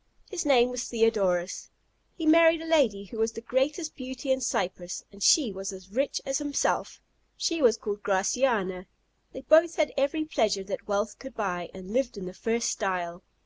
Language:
English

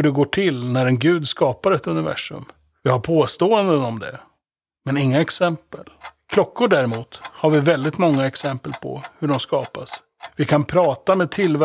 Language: Swedish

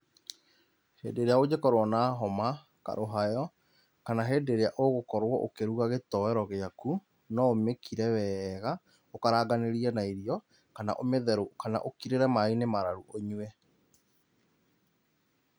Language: Kikuyu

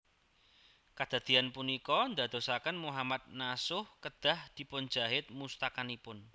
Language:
Javanese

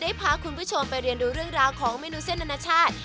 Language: Thai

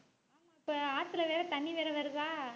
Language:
Tamil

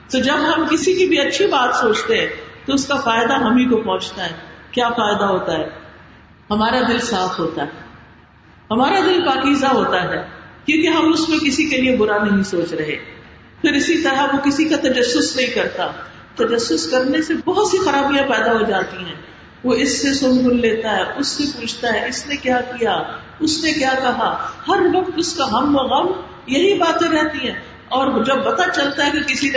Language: Urdu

